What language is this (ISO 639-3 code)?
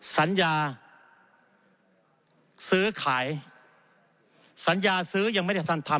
tha